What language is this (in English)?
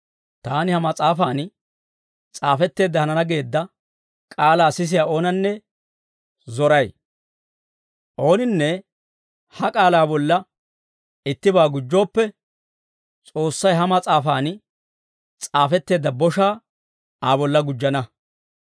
Dawro